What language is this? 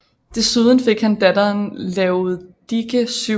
Danish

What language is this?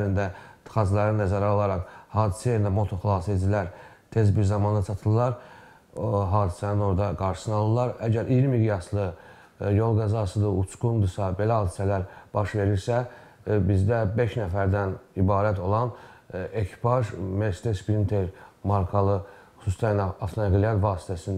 Turkish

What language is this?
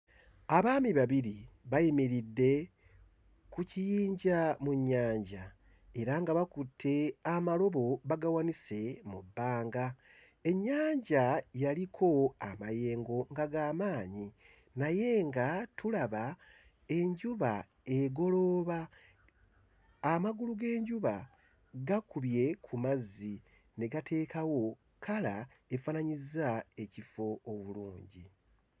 Ganda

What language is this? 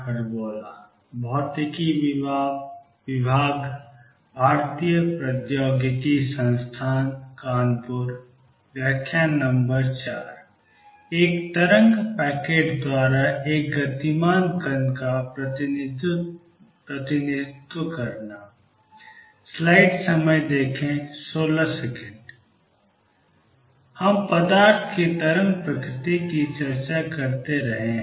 Hindi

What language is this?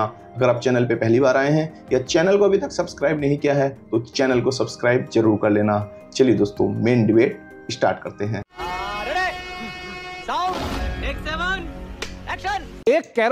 Hindi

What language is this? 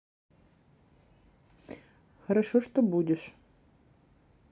Russian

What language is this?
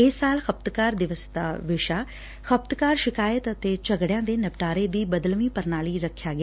Punjabi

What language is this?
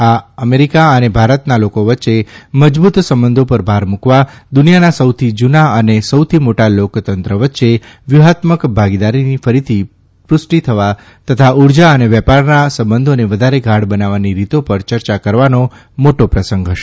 Gujarati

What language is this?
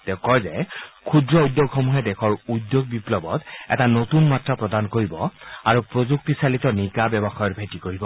Assamese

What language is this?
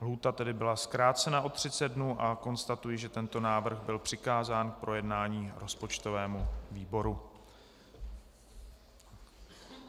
Czech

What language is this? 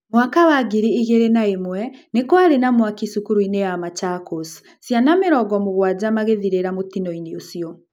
Kikuyu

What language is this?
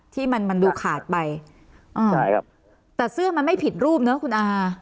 Thai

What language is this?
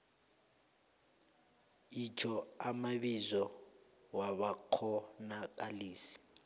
South Ndebele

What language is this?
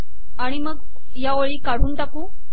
Marathi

